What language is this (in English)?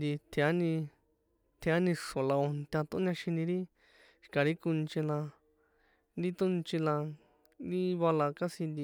San Juan Atzingo Popoloca